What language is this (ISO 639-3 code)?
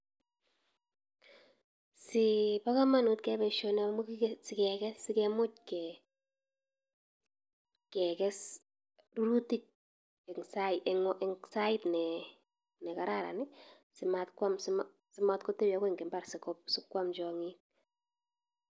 kln